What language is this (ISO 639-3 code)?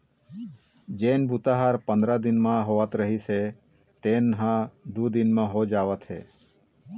hne